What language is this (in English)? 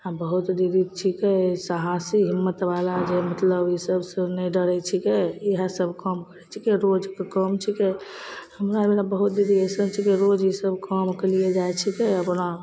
Maithili